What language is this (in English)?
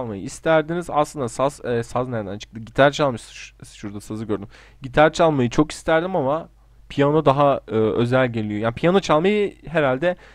Turkish